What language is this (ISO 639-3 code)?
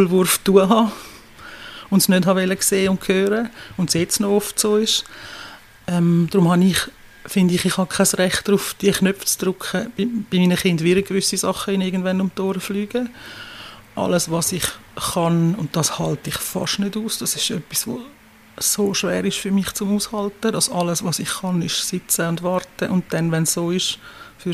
deu